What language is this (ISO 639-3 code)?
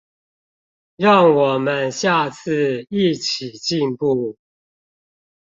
zho